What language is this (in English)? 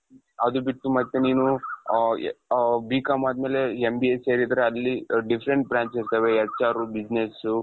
Kannada